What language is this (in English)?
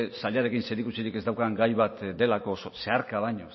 Basque